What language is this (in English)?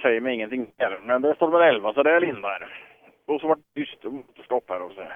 Swedish